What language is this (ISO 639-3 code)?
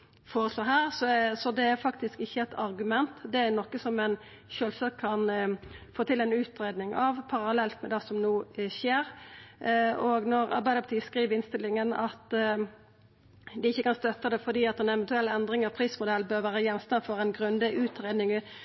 nno